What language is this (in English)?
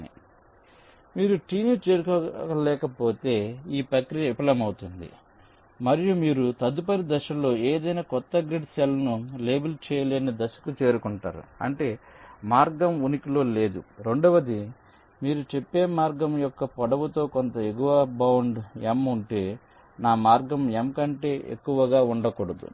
Telugu